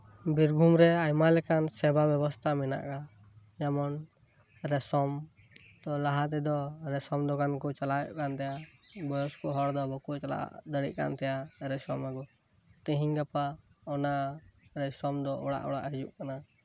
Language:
Santali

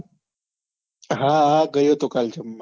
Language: Gujarati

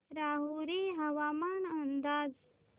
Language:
Marathi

